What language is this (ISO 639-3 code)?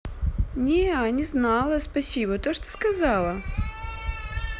rus